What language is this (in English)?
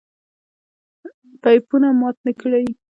Pashto